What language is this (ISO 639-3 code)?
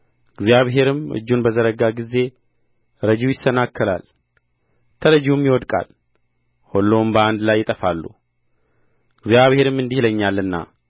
amh